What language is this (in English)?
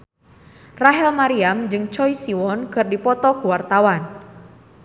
Sundanese